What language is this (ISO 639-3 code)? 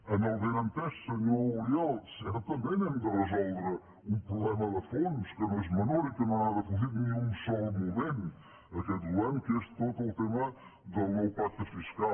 cat